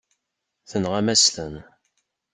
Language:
Kabyle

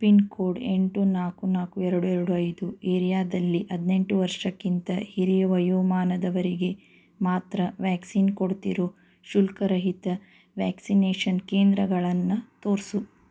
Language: Kannada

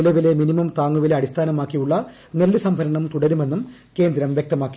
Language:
Malayalam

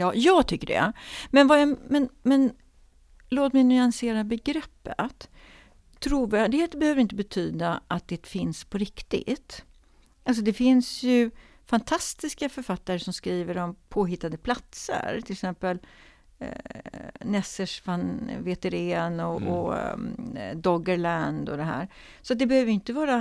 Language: Swedish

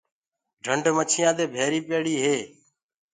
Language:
Gurgula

